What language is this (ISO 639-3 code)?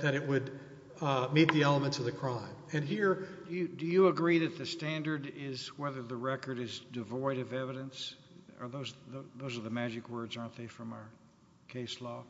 eng